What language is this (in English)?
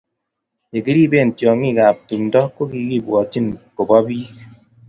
Kalenjin